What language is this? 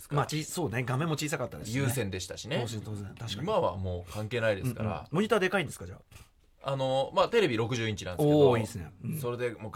Japanese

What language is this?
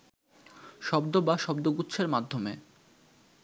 Bangla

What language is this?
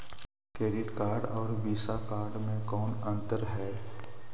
Magahi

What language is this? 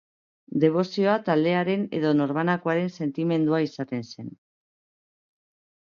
Basque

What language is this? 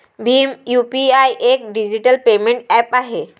Marathi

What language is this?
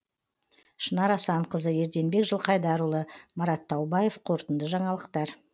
Kazakh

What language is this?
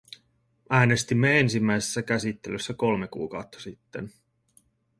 Finnish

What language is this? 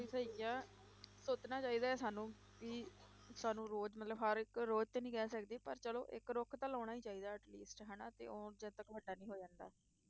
Punjabi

